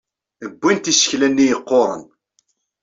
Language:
Kabyle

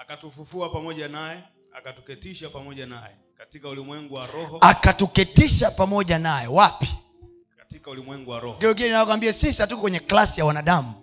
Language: Swahili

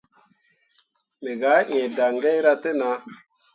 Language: Mundang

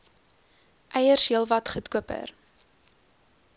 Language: Afrikaans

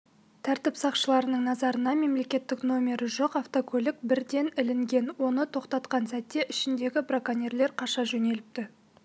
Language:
Kazakh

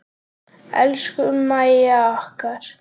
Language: Icelandic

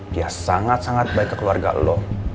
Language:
Indonesian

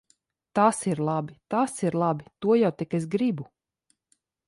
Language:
Latvian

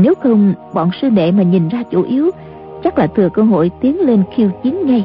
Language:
Vietnamese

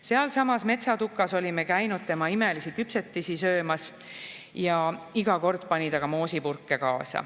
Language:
Estonian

